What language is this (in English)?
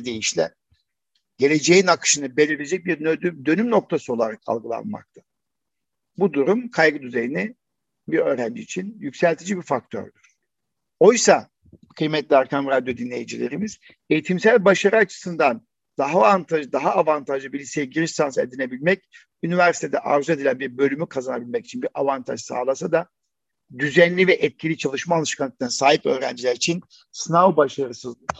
Turkish